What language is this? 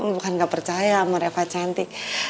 Indonesian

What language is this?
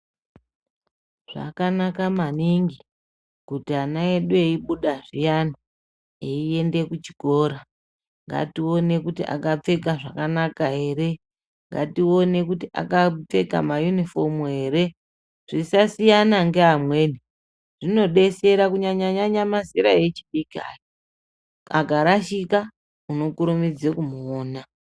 Ndau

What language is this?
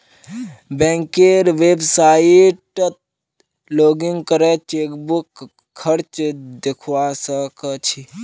Magahi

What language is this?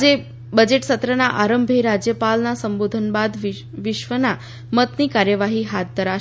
Gujarati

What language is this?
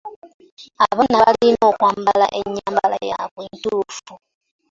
Ganda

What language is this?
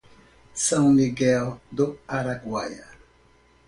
Portuguese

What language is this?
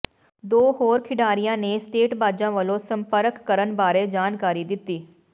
Punjabi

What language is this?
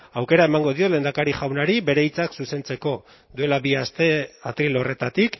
Basque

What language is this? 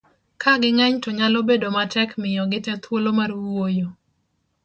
Luo (Kenya and Tanzania)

